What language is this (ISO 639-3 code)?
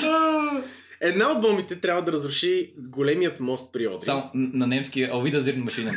bul